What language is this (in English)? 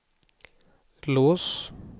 Swedish